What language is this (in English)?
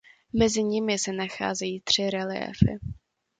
Czech